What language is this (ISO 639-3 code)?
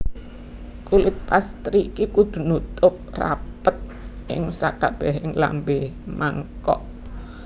jav